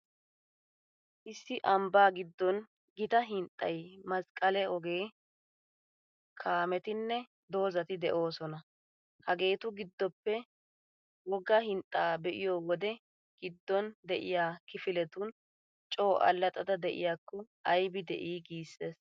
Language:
Wolaytta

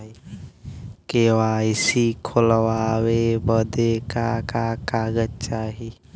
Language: Bhojpuri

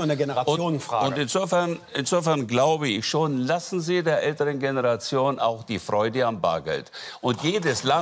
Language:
German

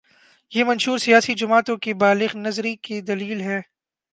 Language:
Urdu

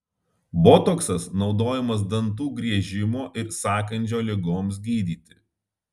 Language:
Lithuanian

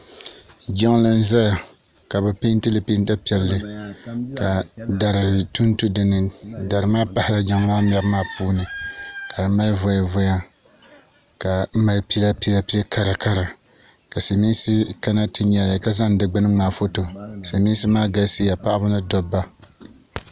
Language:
Dagbani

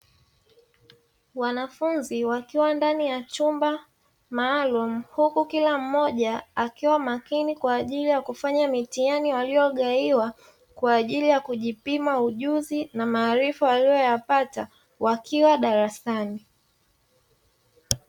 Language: Swahili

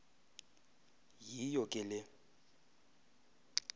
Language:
Xhosa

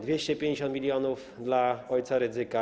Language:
Polish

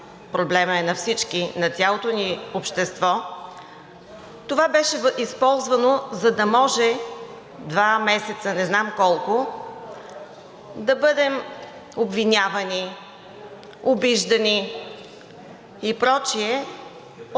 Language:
Bulgarian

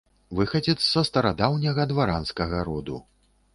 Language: Belarusian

